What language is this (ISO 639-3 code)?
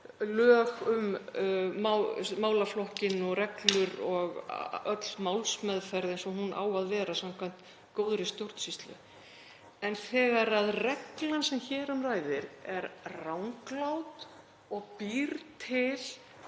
isl